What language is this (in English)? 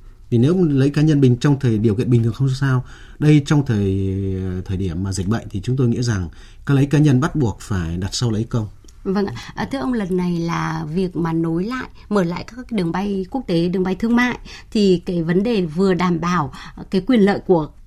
Vietnamese